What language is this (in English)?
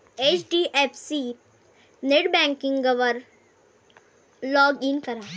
Marathi